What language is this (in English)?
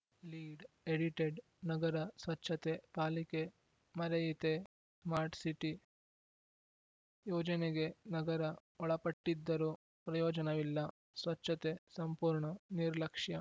Kannada